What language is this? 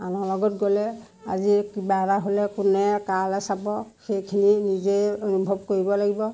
Assamese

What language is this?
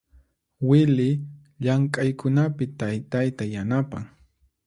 Puno Quechua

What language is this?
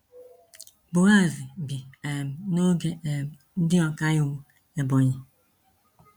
Igbo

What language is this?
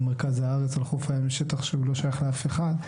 Hebrew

